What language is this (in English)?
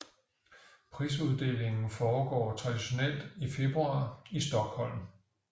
Danish